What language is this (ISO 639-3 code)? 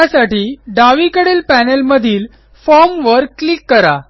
mar